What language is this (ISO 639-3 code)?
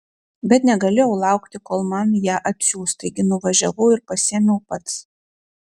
lit